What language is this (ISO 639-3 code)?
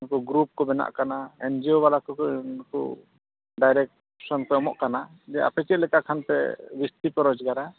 sat